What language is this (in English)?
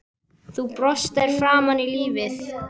Icelandic